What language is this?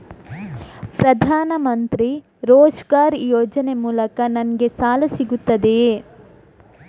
Kannada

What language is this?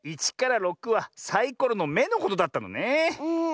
Japanese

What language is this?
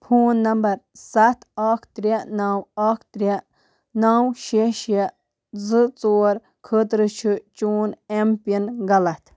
Kashmiri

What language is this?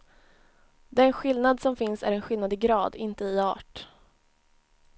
Swedish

